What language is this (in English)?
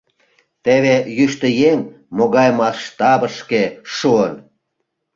Mari